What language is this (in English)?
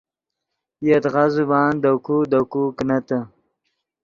Yidgha